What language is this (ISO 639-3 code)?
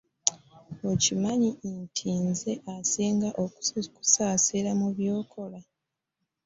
lug